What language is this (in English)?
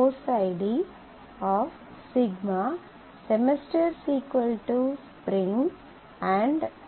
Tamil